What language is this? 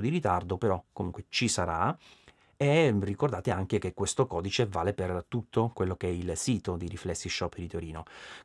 Italian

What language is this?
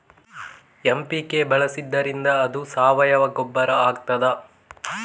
Kannada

